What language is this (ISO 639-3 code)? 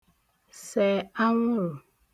ibo